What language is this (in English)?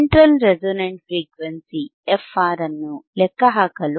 Kannada